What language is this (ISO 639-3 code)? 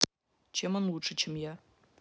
rus